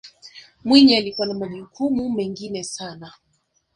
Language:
Swahili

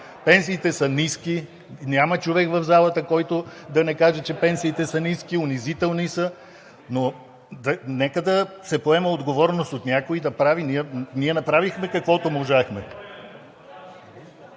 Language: Bulgarian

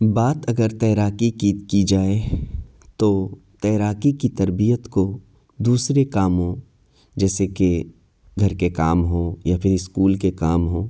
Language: Urdu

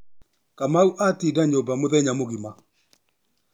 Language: Kikuyu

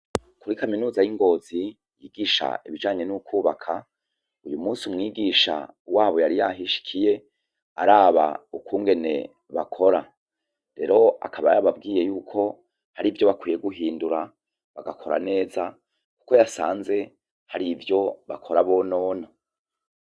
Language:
Rundi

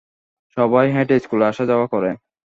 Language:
Bangla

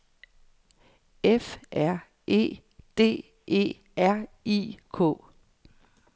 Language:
Danish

